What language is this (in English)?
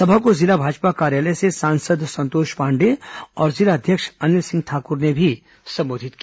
Hindi